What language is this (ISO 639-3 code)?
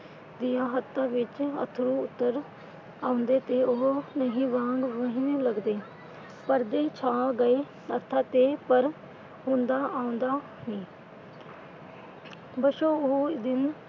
pan